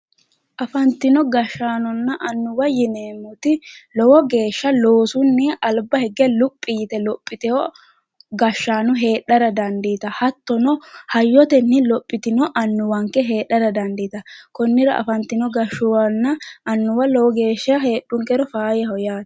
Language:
Sidamo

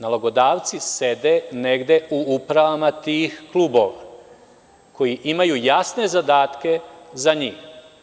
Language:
Serbian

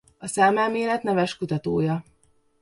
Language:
Hungarian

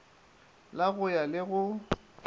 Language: Northern Sotho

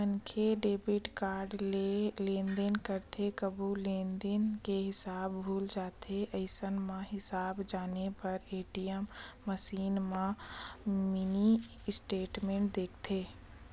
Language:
Chhattisgarhi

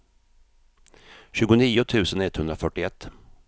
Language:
Swedish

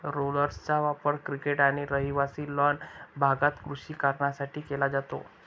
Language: Marathi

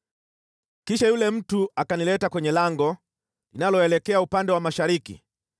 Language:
Swahili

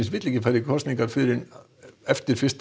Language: Icelandic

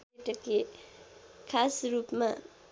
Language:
Nepali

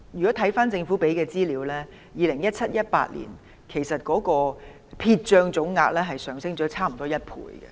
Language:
Cantonese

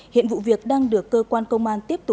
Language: Vietnamese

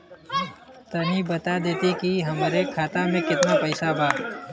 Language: Bhojpuri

